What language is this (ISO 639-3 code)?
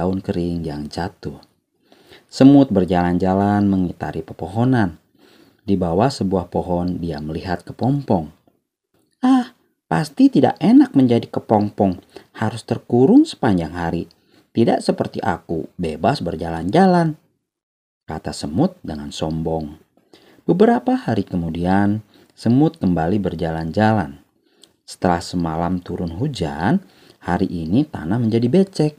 ind